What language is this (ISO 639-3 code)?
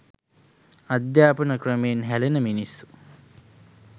sin